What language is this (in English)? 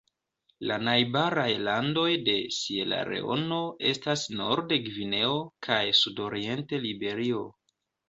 Esperanto